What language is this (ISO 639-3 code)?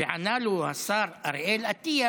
heb